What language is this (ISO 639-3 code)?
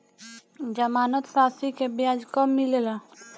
bho